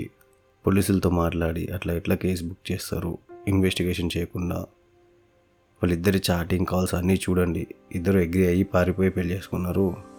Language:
Telugu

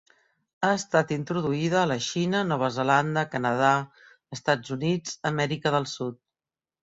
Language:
Catalan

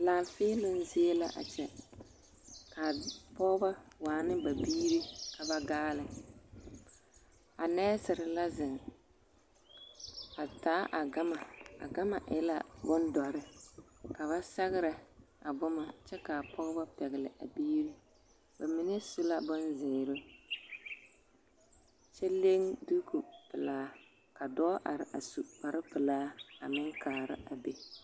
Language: Southern Dagaare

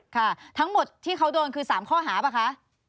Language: Thai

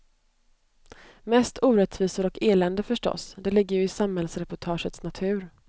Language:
Swedish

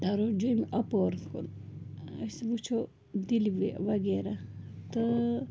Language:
Kashmiri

